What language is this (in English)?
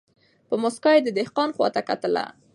Pashto